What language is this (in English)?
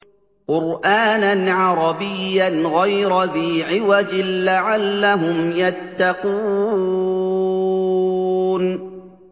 Arabic